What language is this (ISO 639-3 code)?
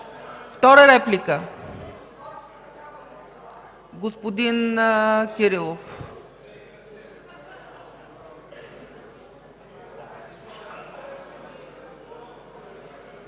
bul